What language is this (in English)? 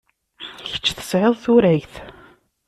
Kabyle